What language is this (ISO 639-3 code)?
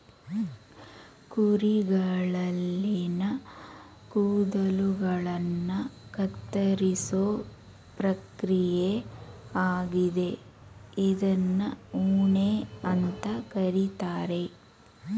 kan